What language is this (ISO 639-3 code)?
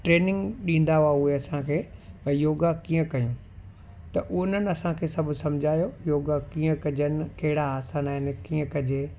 snd